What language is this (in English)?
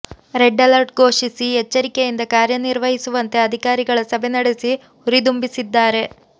Kannada